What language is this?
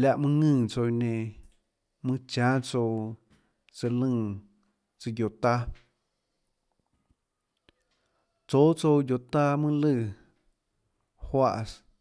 Tlacoatzintepec Chinantec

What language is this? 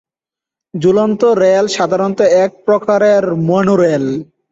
Bangla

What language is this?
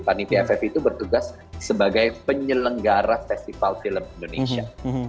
Indonesian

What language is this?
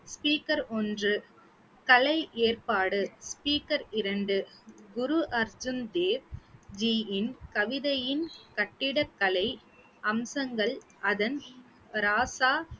Tamil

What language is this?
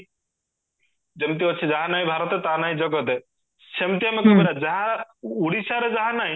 Odia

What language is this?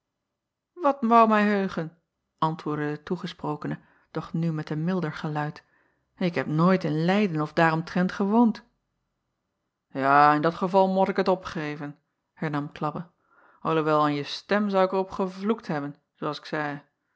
Dutch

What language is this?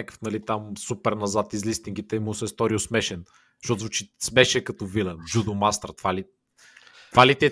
Bulgarian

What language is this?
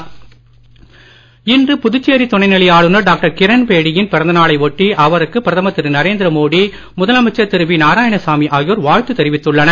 Tamil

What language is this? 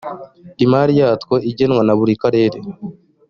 Kinyarwanda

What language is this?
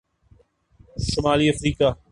Urdu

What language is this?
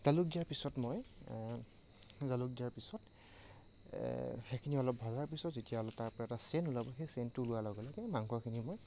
Assamese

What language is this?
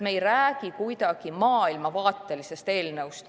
Estonian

